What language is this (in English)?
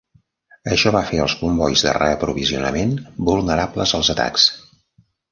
Catalan